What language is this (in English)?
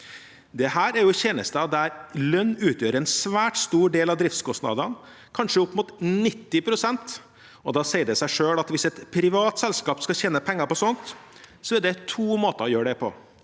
Norwegian